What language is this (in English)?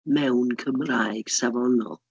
Welsh